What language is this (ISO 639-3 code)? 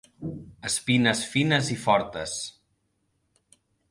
cat